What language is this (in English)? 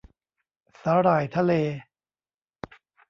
Thai